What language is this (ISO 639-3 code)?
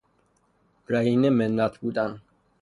fas